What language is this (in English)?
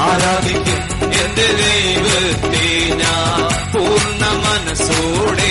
Malayalam